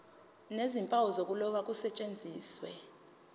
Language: Zulu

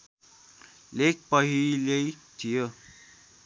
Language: Nepali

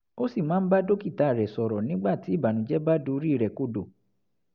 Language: Yoruba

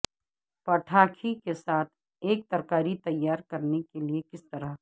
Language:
Urdu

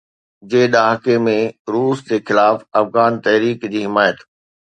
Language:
Sindhi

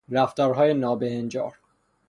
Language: Persian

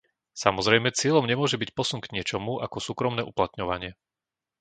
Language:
Slovak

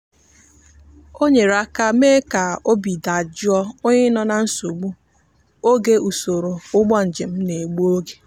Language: Igbo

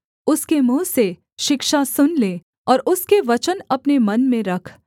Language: Hindi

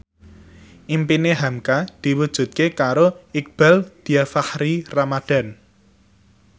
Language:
Javanese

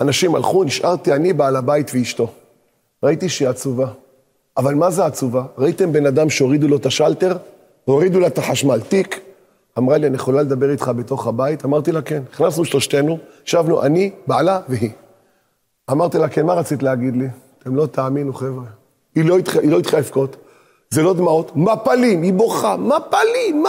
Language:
Hebrew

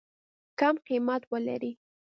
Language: Pashto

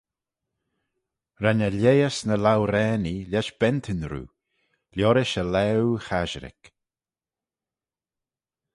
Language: Manx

